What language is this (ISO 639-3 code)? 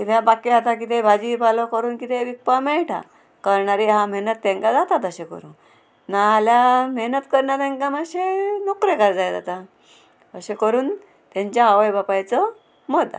kok